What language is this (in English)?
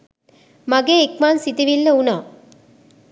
Sinhala